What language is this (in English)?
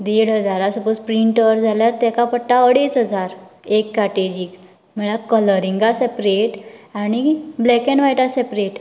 Konkani